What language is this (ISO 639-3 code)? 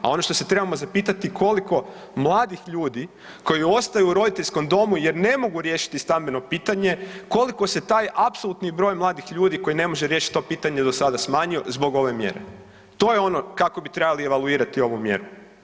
hrv